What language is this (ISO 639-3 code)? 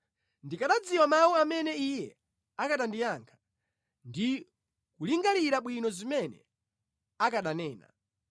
nya